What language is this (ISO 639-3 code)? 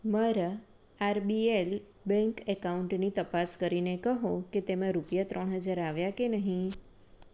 guj